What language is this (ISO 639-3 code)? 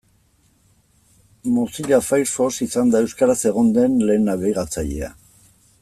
eus